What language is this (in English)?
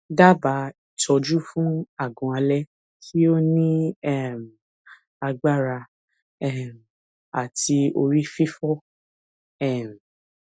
Yoruba